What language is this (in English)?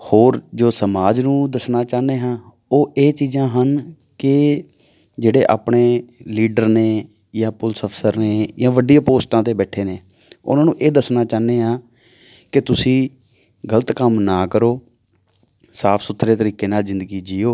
Punjabi